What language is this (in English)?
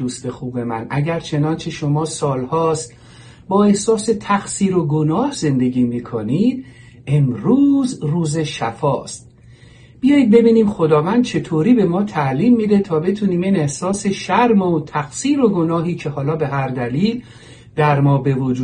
Persian